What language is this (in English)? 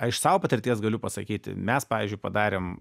Lithuanian